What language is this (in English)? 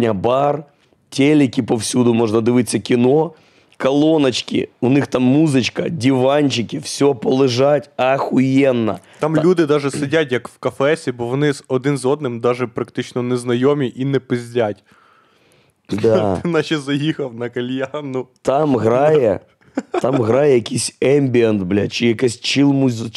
Ukrainian